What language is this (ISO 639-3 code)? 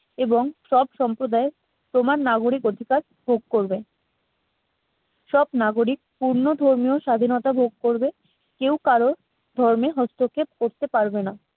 ben